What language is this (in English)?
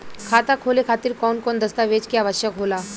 Bhojpuri